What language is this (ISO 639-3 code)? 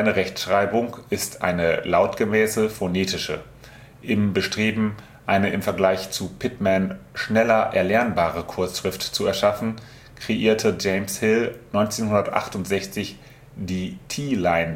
deu